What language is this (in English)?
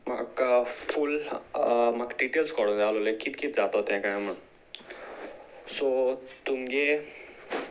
Konkani